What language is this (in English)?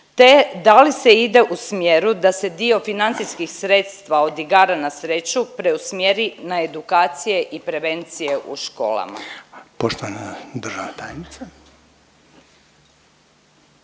Croatian